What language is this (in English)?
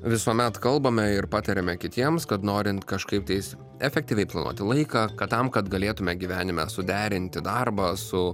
Lithuanian